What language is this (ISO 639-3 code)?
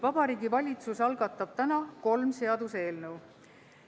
est